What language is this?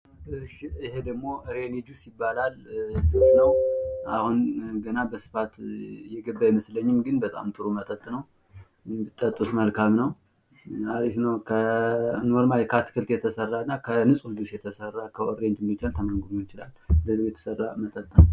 Amharic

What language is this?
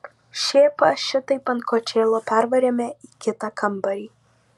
Lithuanian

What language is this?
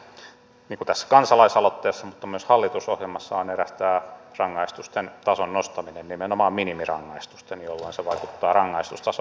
Finnish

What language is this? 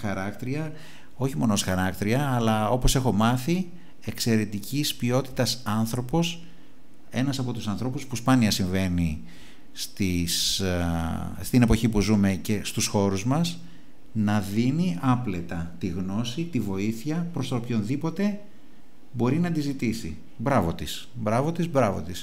Greek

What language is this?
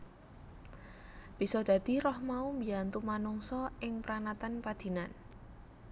Javanese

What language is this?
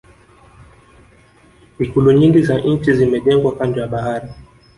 Swahili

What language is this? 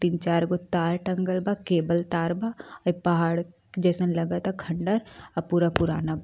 Bhojpuri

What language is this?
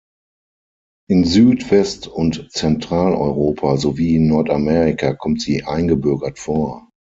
German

